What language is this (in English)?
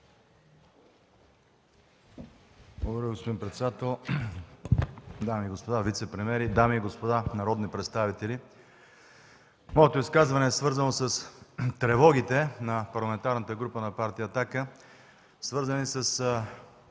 Bulgarian